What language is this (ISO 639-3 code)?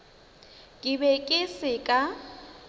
nso